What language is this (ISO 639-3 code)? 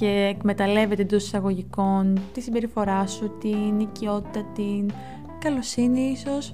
ell